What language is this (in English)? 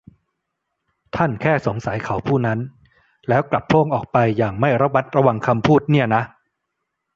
Thai